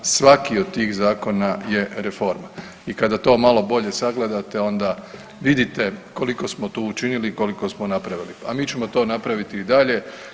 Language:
Croatian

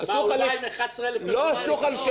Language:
Hebrew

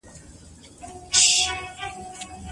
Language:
Pashto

